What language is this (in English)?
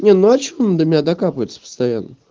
Russian